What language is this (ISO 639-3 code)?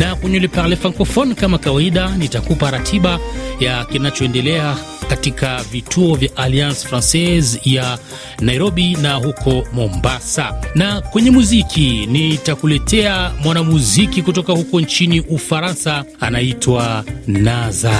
swa